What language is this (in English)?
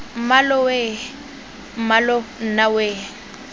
Tswana